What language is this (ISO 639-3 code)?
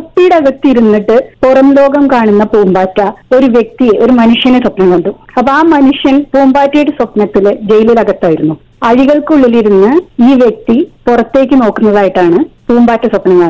mal